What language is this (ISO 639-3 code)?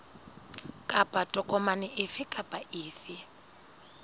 sot